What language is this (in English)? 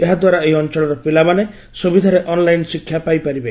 Odia